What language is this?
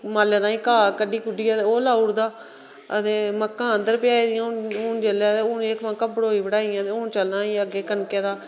Dogri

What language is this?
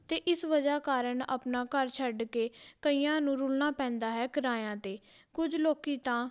Punjabi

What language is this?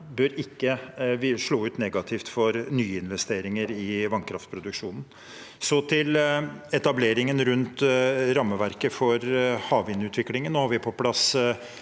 Norwegian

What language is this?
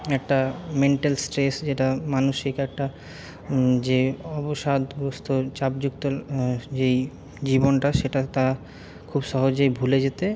Bangla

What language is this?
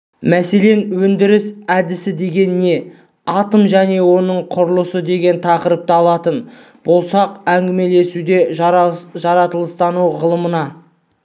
Kazakh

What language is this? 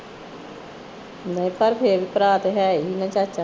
Punjabi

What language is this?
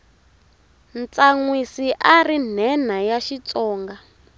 Tsonga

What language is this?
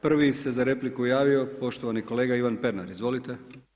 Croatian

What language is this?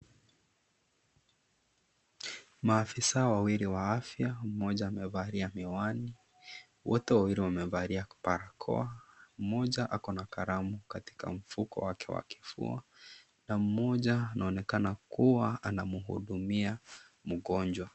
Swahili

